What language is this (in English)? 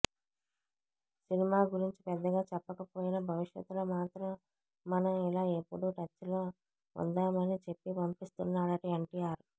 Telugu